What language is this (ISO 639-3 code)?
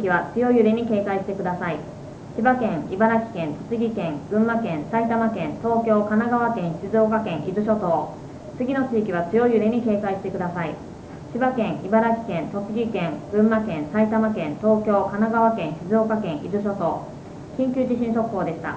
jpn